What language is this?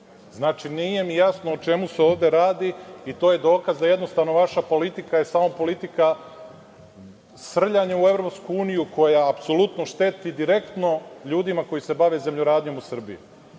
Serbian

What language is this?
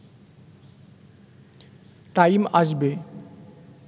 Bangla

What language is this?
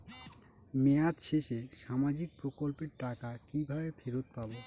Bangla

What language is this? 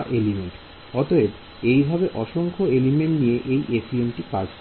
Bangla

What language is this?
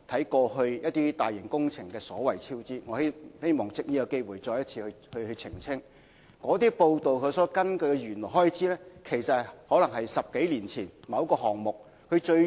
Cantonese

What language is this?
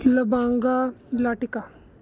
Punjabi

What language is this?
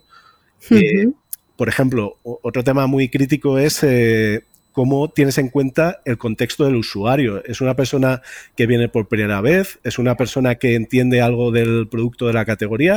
Spanish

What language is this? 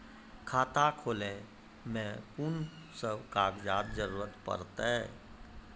Maithili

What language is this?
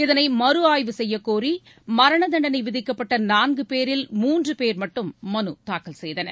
Tamil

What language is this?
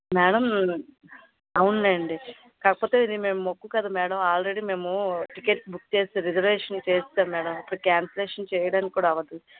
Telugu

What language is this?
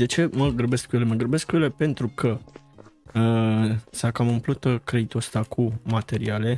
Romanian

